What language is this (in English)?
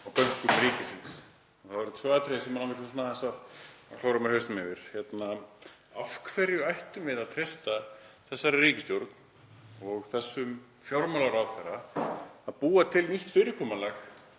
Icelandic